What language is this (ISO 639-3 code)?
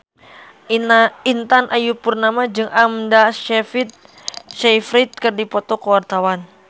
sun